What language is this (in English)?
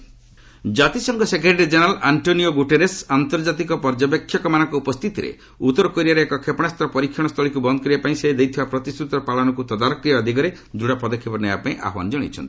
Odia